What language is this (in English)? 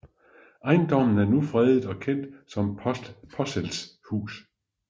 Danish